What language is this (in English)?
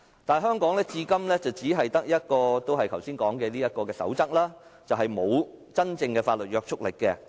Cantonese